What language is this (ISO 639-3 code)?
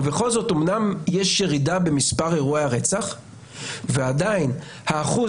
heb